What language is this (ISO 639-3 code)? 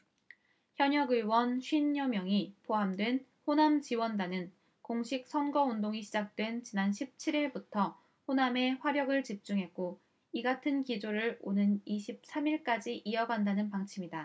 kor